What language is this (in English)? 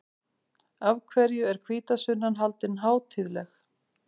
Icelandic